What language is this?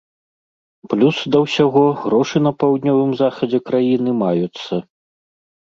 Belarusian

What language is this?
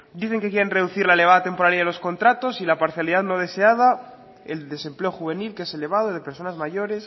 Spanish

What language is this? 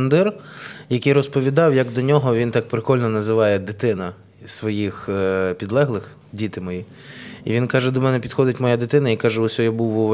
Ukrainian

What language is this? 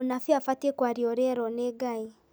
Kikuyu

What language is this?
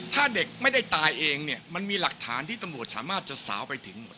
Thai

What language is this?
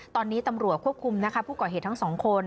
Thai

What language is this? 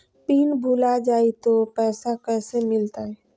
Magahi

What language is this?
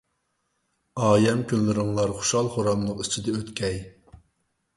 Uyghur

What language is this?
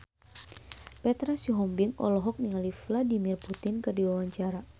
Sundanese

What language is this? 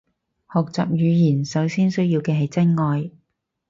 Cantonese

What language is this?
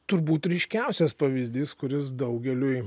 Lithuanian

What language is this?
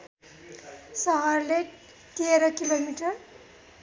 Nepali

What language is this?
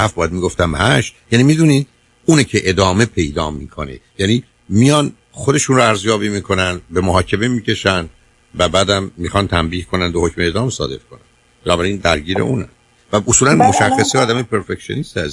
Persian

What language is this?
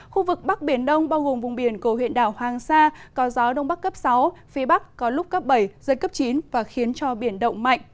Vietnamese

